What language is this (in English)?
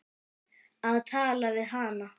Icelandic